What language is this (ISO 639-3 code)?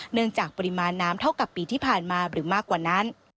tha